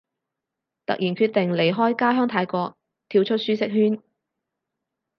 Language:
Cantonese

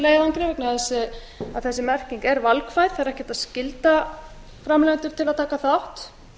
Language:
Icelandic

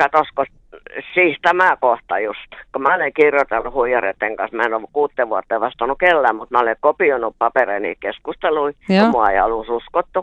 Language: Finnish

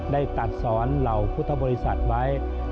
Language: Thai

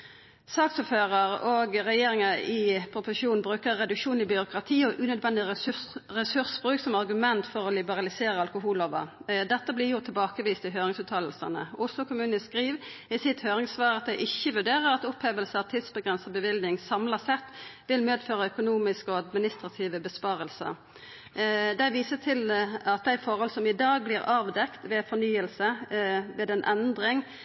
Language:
Norwegian Nynorsk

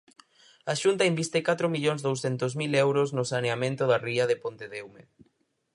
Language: Galician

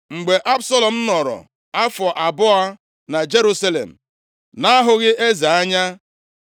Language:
Igbo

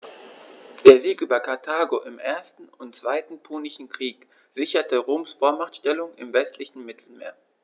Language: German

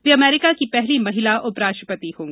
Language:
Hindi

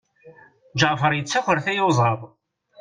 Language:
Kabyle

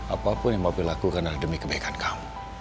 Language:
Indonesian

